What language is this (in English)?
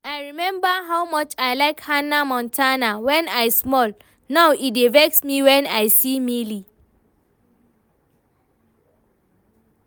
Nigerian Pidgin